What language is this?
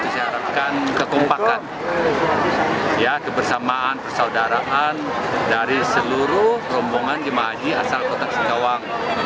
Indonesian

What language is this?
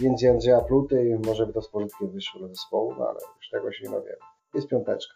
Polish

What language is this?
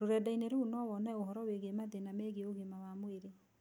Kikuyu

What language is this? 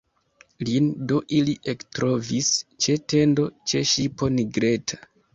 Esperanto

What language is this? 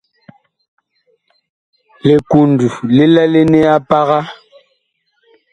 Bakoko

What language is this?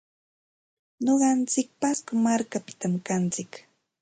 Santa Ana de Tusi Pasco Quechua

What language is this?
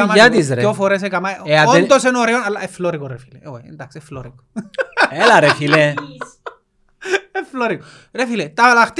Greek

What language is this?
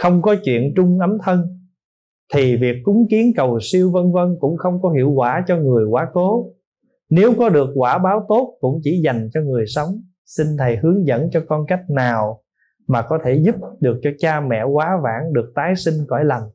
Vietnamese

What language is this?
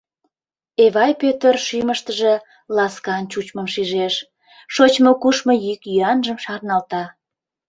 Mari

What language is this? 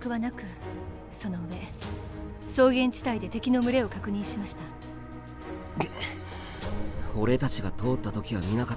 Japanese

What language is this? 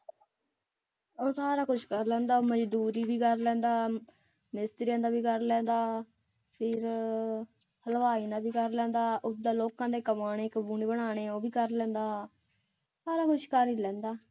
Punjabi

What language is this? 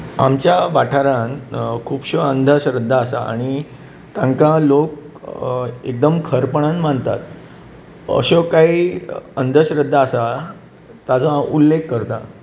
Konkani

